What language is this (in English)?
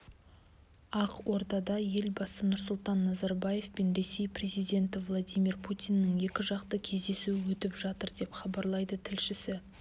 Kazakh